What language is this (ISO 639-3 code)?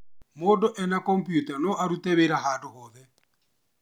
kik